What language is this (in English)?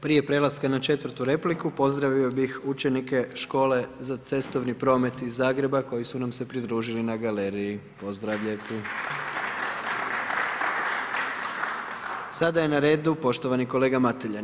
Croatian